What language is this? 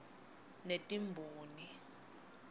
Swati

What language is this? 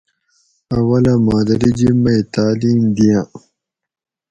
Gawri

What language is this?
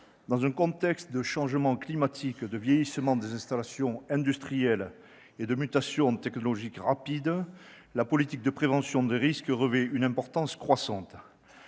French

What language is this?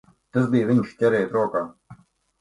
Latvian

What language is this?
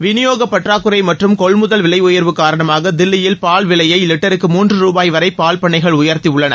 Tamil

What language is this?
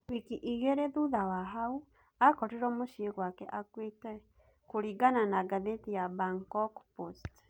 Kikuyu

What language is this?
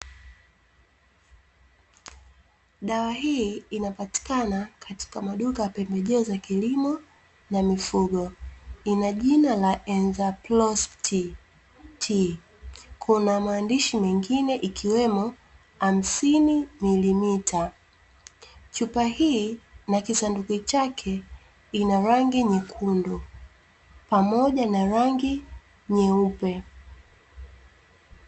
Swahili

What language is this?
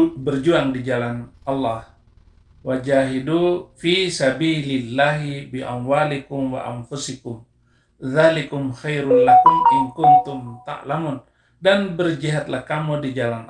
Indonesian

